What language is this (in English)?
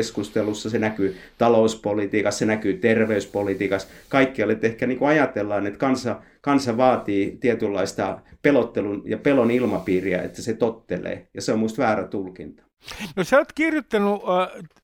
Finnish